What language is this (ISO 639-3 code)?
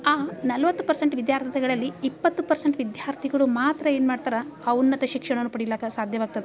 kan